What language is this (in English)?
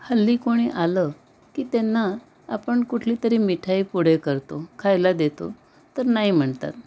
Marathi